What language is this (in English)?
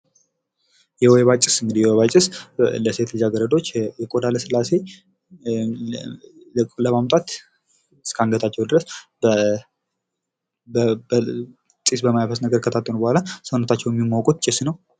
Amharic